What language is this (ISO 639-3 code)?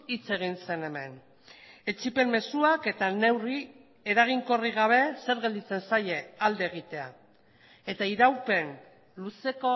eus